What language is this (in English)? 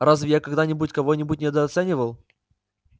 Russian